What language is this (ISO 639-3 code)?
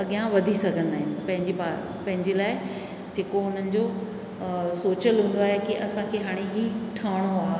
snd